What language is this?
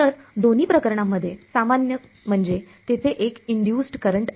Marathi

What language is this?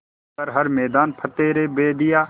Hindi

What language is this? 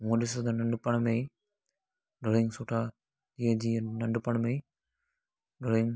Sindhi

